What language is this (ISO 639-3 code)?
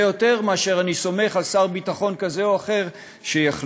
heb